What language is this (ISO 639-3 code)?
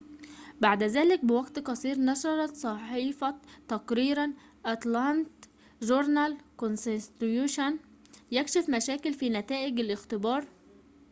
ara